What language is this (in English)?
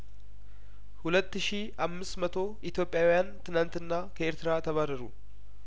Amharic